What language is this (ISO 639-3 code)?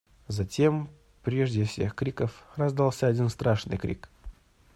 rus